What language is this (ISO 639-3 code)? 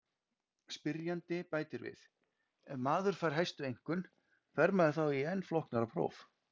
isl